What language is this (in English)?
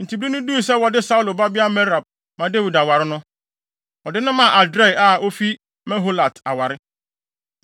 Akan